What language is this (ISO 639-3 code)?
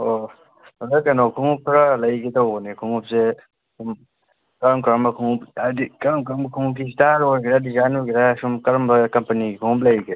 mni